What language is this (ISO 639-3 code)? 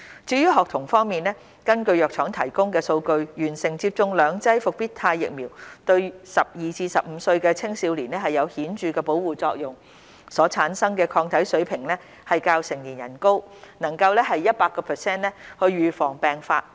yue